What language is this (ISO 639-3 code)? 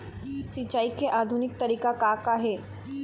hne